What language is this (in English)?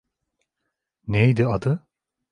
Turkish